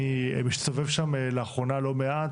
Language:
Hebrew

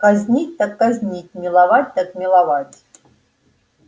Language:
Russian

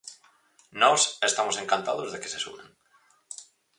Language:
Galician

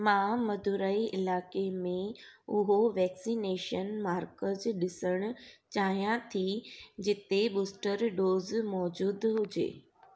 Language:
Sindhi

